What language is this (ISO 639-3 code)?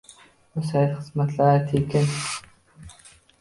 uzb